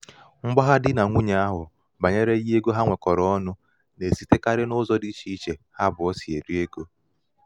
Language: Igbo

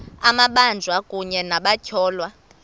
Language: Xhosa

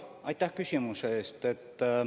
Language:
Estonian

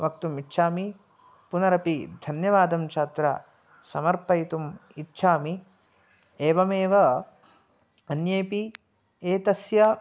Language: Sanskrit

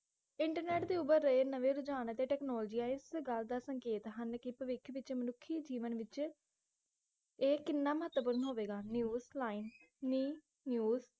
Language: Punjabi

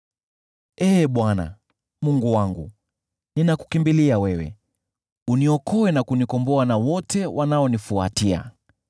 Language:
Swahili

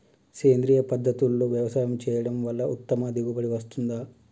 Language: Telugu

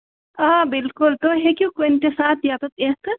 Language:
Kashmiri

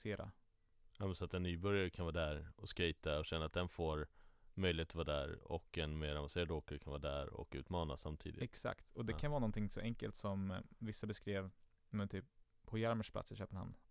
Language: Swedish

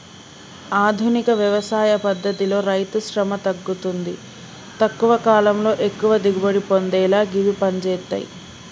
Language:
Telugu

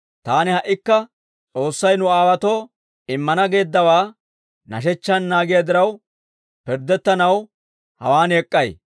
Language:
Dawro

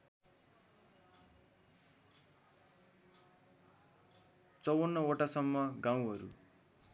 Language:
Nepali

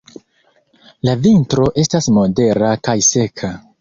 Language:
Esperanto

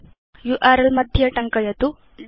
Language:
Sanskrit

